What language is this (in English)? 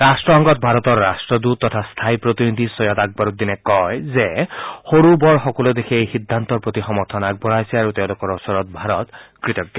Assamese